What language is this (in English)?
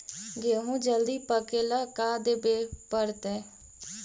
Magahi